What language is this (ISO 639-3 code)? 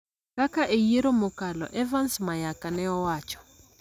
luo